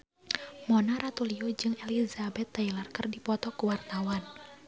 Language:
Sundanese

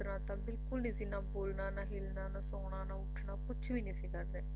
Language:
Punjabi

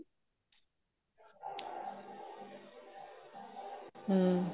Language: Punjabi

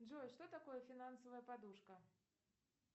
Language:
Russian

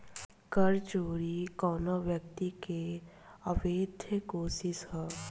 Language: Bhojpuri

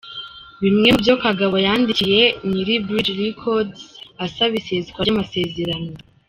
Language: Kinyarwanda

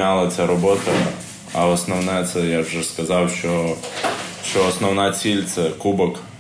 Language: Ukrainian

